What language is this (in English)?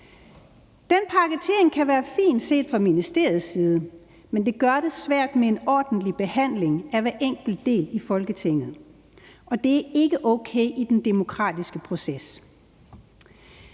Danish